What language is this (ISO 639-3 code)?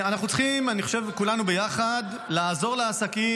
heb